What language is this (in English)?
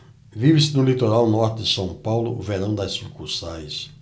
Portuguese